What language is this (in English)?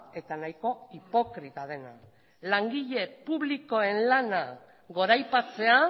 Basque